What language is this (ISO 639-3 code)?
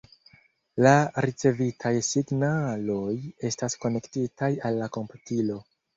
epo